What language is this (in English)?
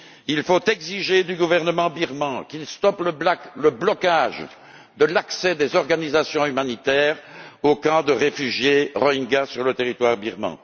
French